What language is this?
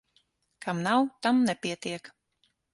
Latvian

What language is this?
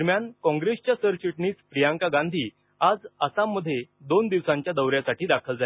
Marathi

